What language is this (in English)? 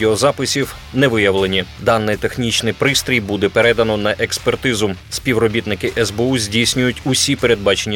Ukrainian